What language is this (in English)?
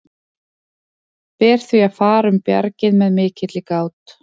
Icelandic